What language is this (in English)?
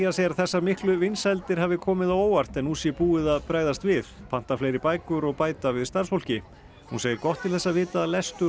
Icelandic